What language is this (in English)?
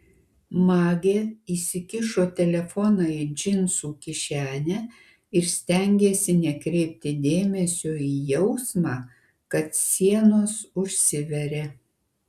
Lithuanian